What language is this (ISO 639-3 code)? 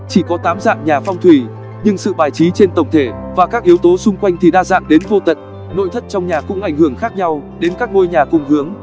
vie